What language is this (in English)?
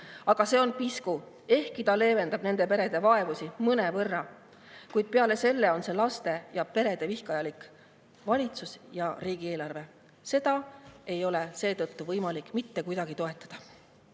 Estonian